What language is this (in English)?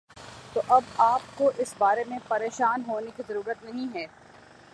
Urdu